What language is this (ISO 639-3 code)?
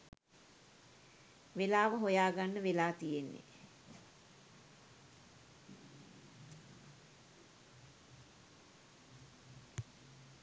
sin